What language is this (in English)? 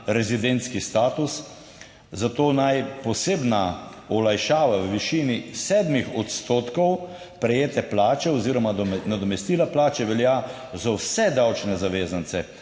Slovenian